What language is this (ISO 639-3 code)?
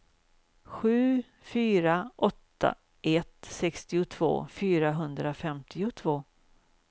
swe